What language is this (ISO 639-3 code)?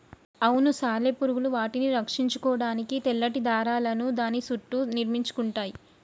tel